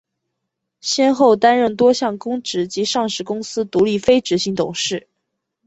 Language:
Chinese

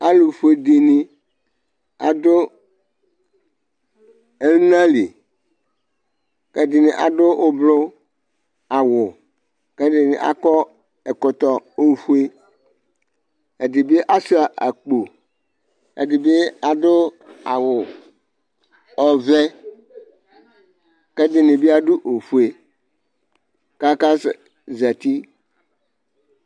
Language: Ikposo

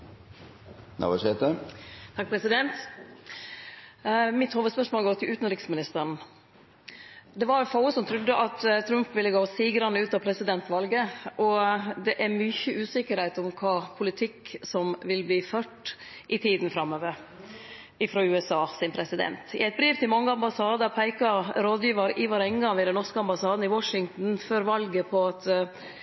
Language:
Norwegian Nynorsk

